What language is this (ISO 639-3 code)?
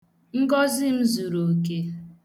ibo